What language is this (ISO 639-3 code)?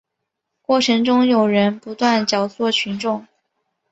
zho